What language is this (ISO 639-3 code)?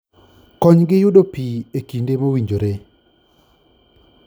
luo